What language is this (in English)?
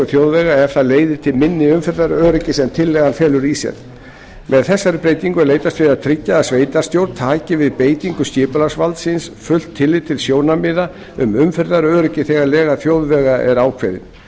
Icelandic